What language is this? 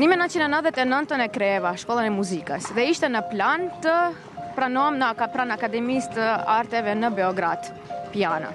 Romanian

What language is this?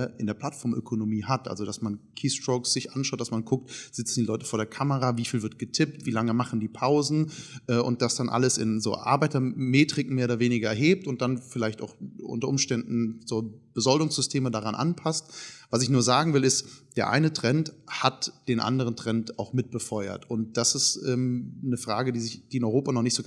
German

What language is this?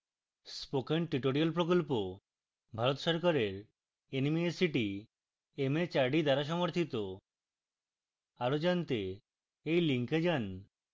Bangla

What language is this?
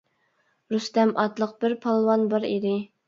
Uyghur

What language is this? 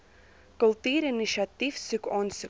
Afrikaans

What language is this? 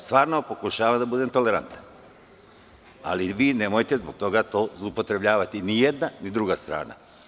Serbian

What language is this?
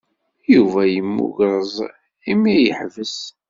Kabyle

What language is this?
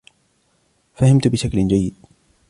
Arabic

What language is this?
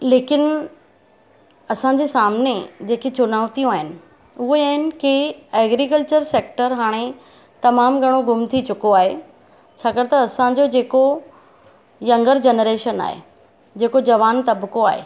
Sindhi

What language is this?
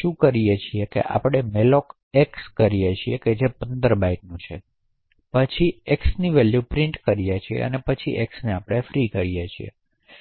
Gujarati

